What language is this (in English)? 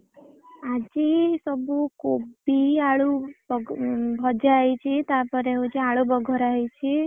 Odia